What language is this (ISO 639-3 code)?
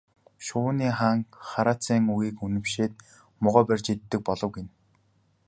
mon